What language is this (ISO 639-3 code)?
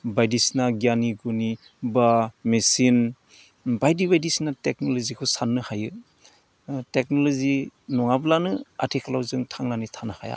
brx